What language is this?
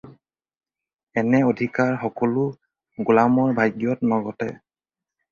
Assamese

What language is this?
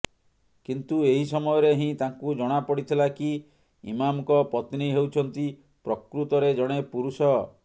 Odia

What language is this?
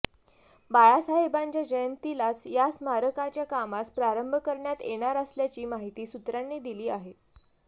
Marathi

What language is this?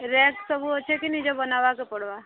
Odia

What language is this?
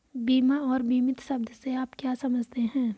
Hindi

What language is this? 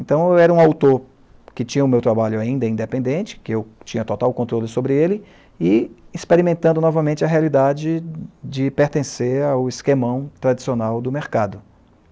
Portuguese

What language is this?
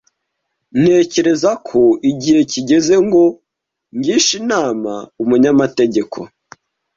Kinyarwanda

